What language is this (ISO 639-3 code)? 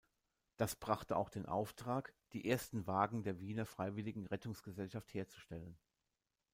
deu